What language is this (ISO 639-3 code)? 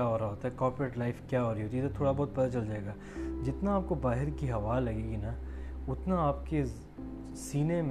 urd